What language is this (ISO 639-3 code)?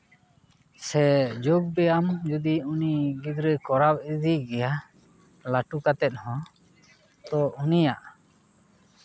sat